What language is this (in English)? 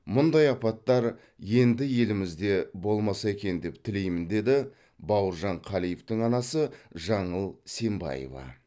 Kazakh